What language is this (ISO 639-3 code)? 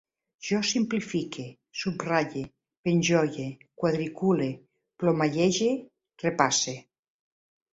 cat